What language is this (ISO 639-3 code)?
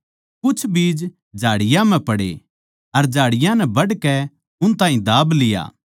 bgc